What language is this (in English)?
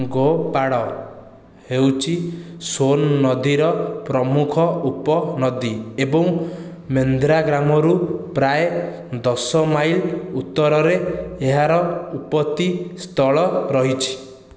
Odia